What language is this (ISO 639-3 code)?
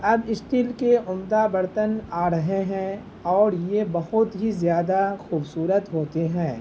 urd